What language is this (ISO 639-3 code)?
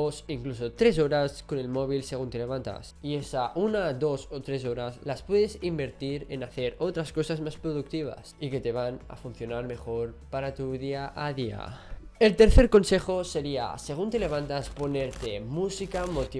spa